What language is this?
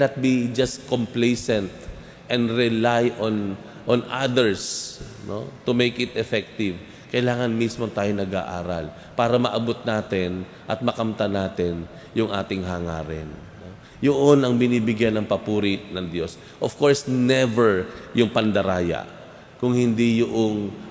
Filipino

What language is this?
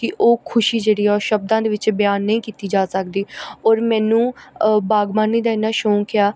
Punjabi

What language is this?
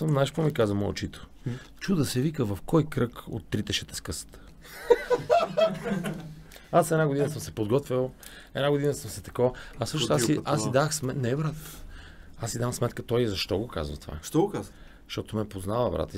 Bulgarian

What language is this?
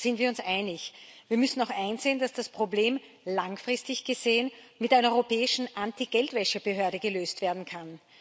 German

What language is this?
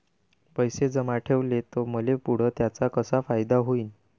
Marathi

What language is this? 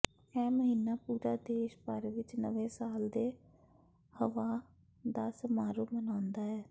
Punjabi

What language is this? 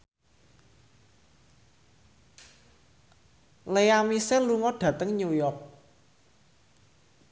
Javanese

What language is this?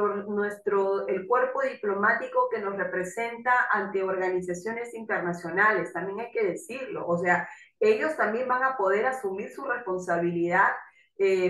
Spanish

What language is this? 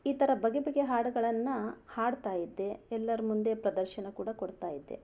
Kannada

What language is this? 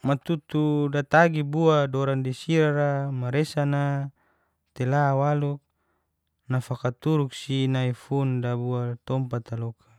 Geser-Gorom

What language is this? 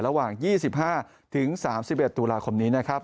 Thai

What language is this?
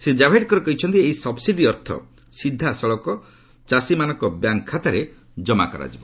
Odia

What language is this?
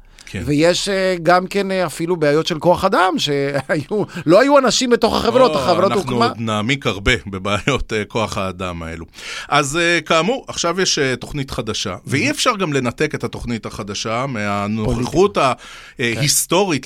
Hebrew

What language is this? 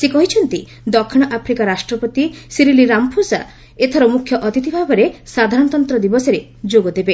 Odia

